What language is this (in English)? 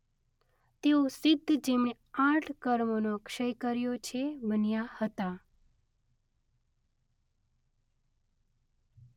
Gujarati